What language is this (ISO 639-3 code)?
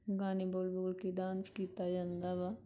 pan